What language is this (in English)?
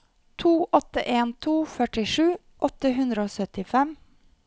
Norwegian